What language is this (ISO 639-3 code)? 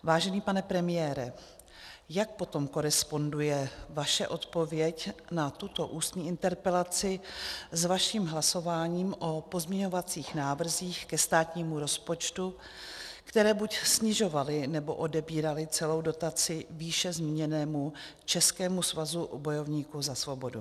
ces